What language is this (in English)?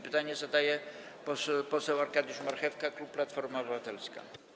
Polish